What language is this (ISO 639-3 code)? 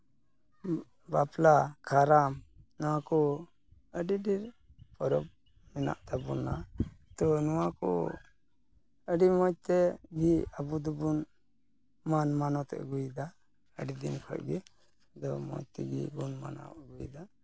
sat